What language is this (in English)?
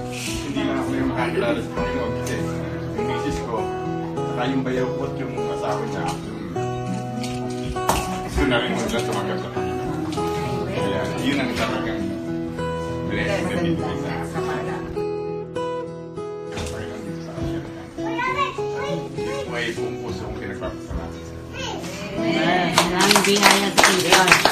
Filipino